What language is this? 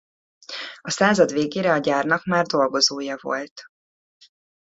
Hungarian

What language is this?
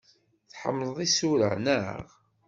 Kabyle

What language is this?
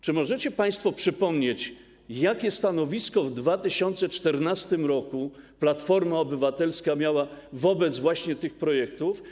Polish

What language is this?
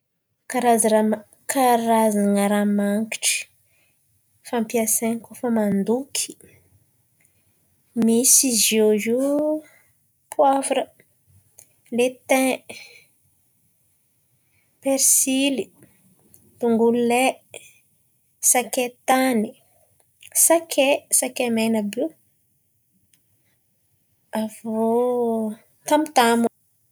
Antankarana Malagasy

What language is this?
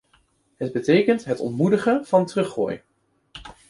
Dutch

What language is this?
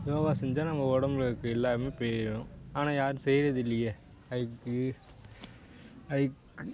Tamil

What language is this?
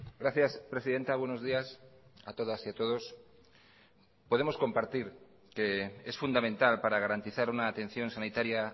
Spanish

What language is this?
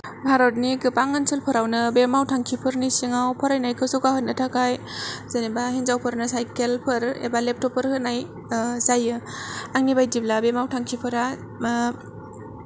Bodo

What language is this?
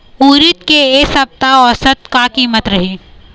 Chhattisgarhi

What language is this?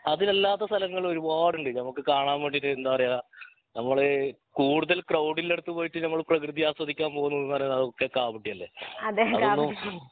Malayalam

